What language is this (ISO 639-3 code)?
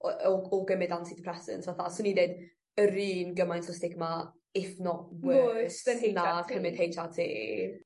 cym